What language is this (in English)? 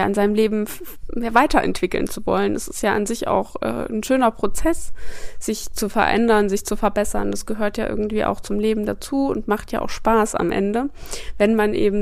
German